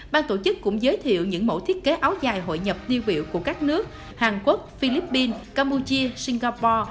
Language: Vietnamese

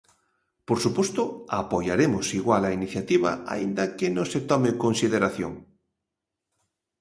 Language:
Galician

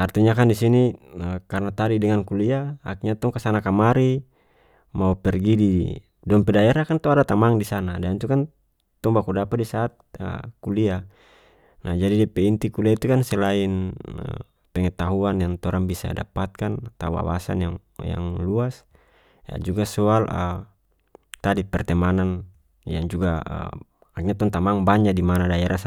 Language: North Moluccan Malay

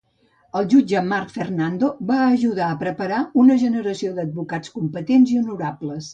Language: Catalan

